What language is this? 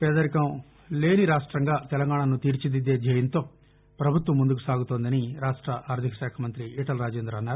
Telugu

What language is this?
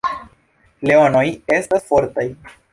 Esperanto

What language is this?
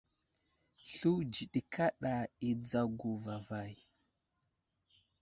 Wuzlam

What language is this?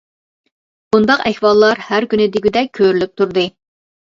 Uyghur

